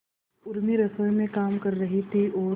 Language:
Hindi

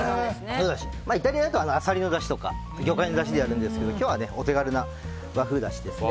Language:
Japanese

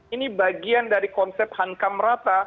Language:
Indonesian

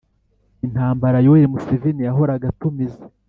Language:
Kinyarwanda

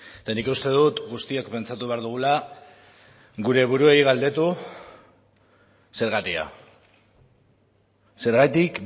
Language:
Basque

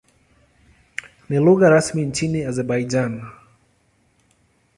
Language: Swahili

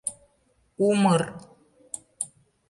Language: Mari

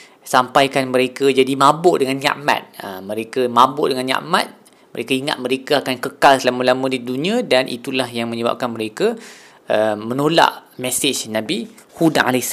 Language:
Malay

